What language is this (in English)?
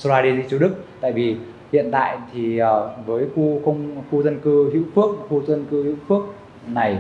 Vietnamese